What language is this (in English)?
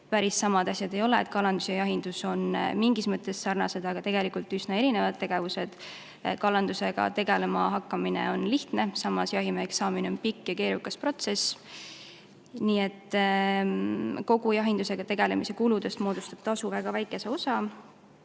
Estonian